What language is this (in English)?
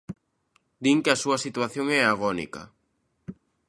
Galician